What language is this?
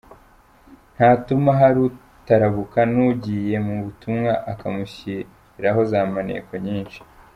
Kinyarwanda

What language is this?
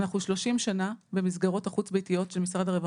Hebrew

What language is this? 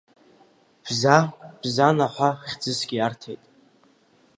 Abkhazian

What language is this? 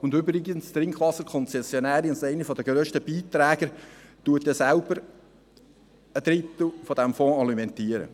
Swiss German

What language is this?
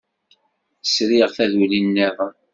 Kabyle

